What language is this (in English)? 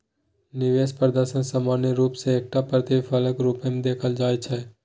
Maithili